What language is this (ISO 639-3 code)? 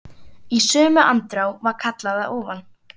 isl